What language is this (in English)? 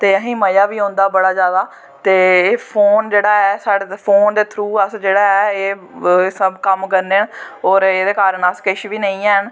Dogri